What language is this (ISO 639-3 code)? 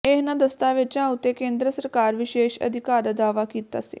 pan